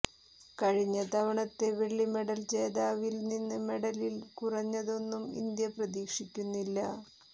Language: Malayalam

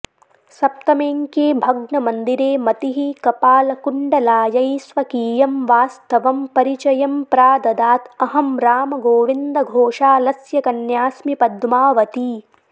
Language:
Sanskrit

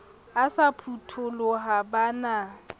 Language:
Southern Sotho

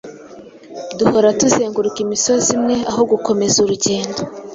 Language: Kinyarwanda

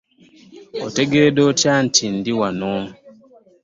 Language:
Ganda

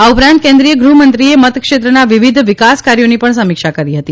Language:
Gujarati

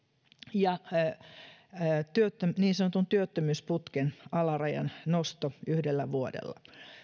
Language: Finnish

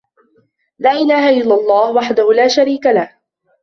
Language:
Arabic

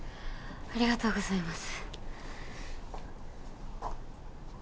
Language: Japanese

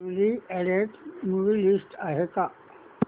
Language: Marathi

